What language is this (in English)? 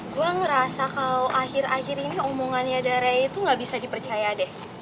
Indonesian